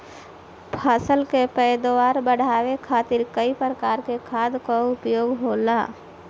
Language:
Bhojpuri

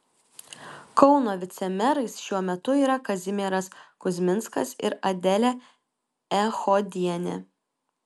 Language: Lithuanian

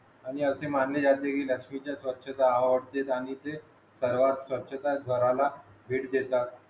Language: Marathi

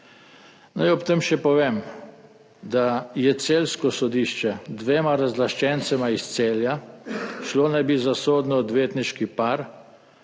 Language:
Slovenian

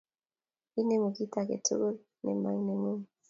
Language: Kalenjin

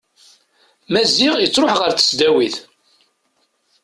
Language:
Kabyle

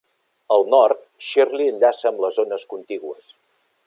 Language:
Catalan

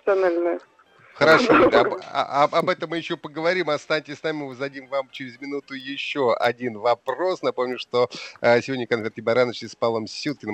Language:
Russian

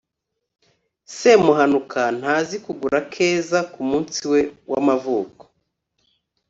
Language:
Kinyarwanda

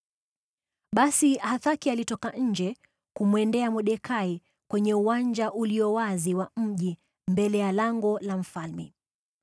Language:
Swahili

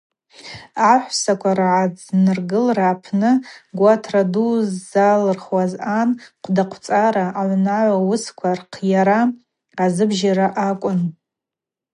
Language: Abaza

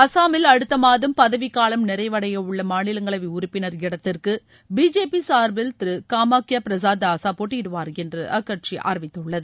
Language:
Tamil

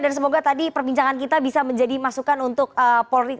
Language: Indonesian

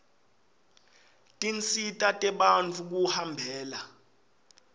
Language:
Swati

